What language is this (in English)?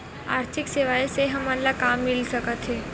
Chhattisgarhi